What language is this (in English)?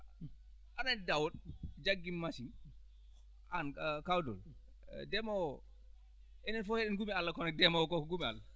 Fula